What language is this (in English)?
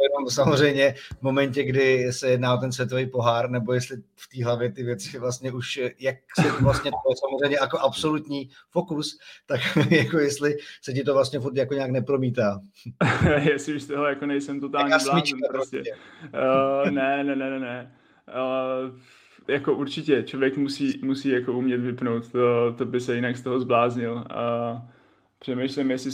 Czech